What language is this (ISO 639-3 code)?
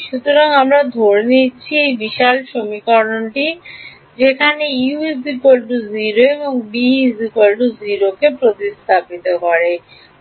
ben